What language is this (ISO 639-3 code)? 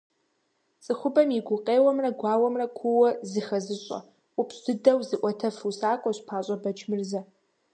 kbd